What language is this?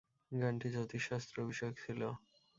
Bangla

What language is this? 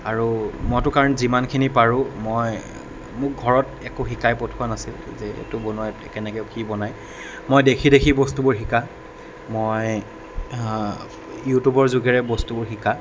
Assamese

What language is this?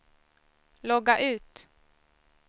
Swedish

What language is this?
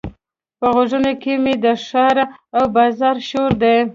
Pashto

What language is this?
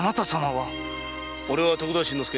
Japanese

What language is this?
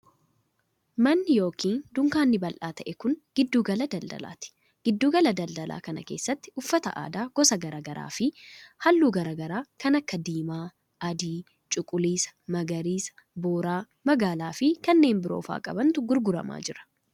Oromo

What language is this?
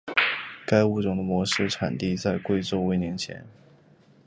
Chinese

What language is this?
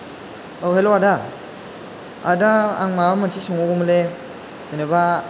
Bodo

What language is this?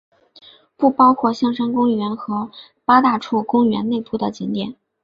Chinese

